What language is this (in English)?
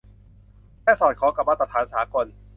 Thai